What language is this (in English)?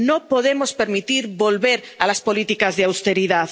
Spanish